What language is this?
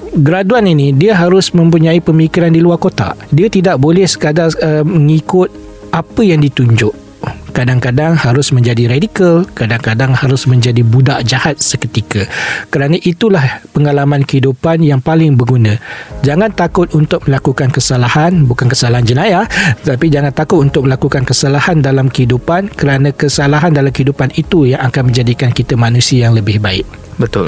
Malay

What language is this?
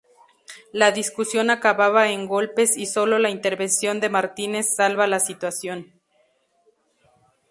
Spanish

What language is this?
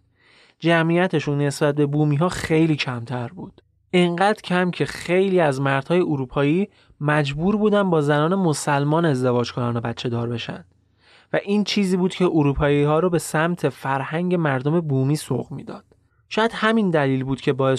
Persian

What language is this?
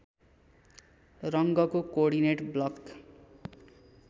Nepali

